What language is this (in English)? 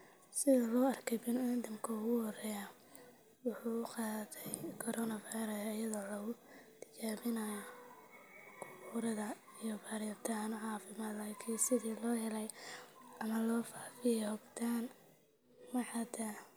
Somali